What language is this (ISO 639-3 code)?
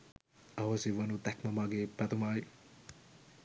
sin